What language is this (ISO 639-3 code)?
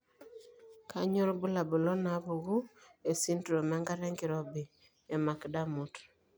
mas